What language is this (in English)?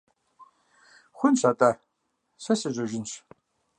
Kabardian